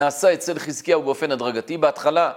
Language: Hebrew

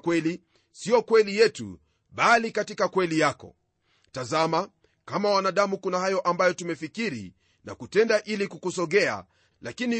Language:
Swahili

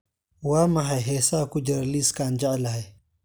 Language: Somali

